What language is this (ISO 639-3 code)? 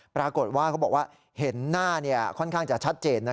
tha